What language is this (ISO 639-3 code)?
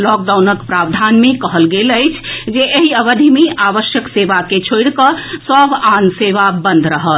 mai